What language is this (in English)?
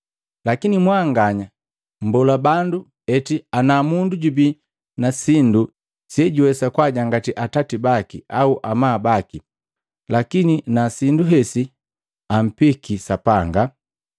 Matengo